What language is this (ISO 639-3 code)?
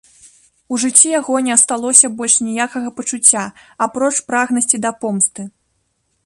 bel